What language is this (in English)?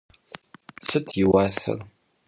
Kabardian